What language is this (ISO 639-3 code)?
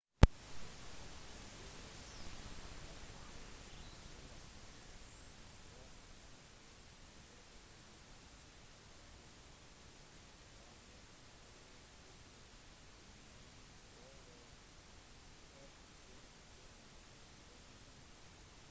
nob